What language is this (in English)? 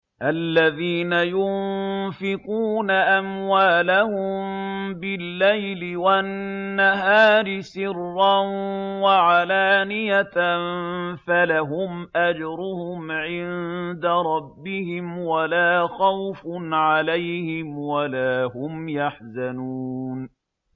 Arabic